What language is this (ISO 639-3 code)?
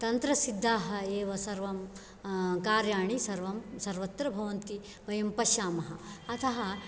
san